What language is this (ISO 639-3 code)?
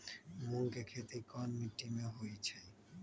mag